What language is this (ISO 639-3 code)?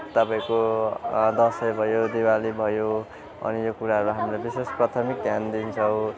nep